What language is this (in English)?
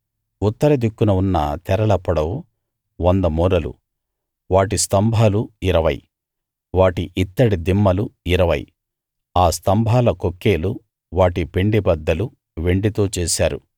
Telugu